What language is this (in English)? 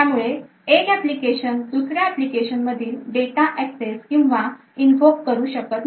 Marathi